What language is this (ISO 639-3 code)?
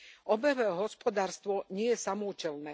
slk